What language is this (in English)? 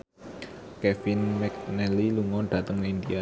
Javanese